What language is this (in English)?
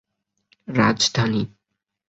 Bangla